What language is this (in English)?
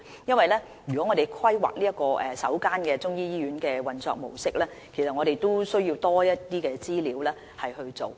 Cantonese